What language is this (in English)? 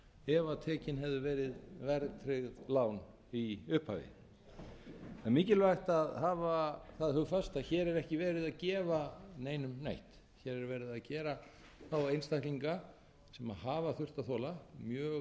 Icelandic